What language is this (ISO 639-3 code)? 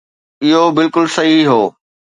snd